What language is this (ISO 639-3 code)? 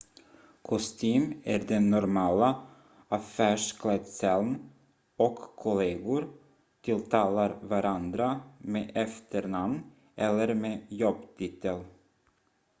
swe